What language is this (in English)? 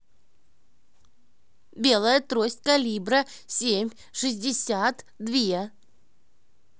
Russian